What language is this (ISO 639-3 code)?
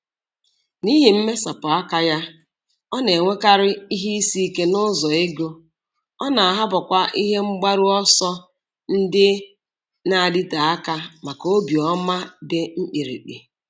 ibo